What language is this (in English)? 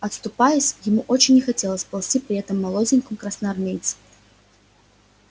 Russian